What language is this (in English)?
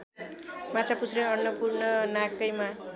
Nepali